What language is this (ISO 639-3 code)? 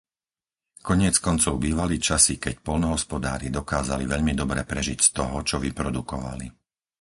slk